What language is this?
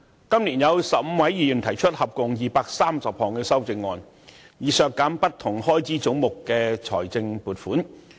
Cantonese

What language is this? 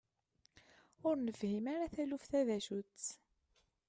Kabyle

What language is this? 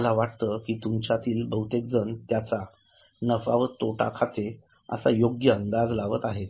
Marathi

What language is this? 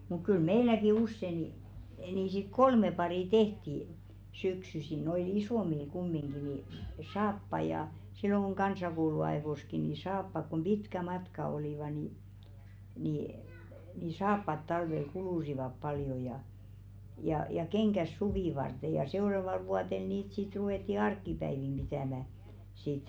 Finnish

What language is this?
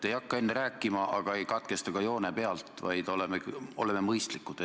Estonian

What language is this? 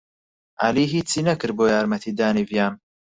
Central Kurdish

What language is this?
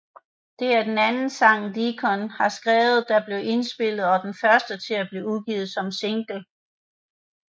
Danish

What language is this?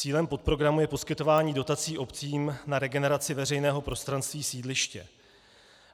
Czech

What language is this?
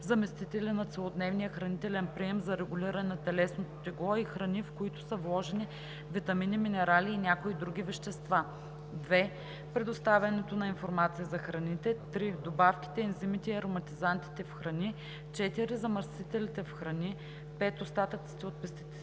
Bulgarian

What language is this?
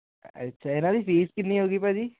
Punjabi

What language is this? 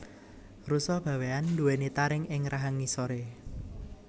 Javanese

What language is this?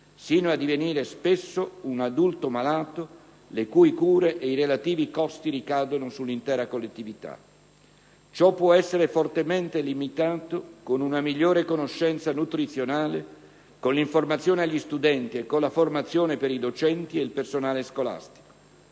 Italian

